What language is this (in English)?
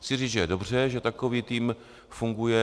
Czech